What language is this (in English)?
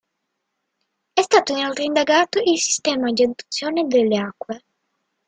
Italian